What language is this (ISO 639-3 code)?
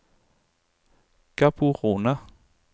nor